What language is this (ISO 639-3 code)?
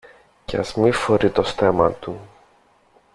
ell